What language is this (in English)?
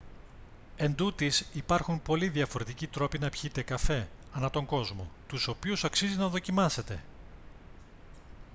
Greek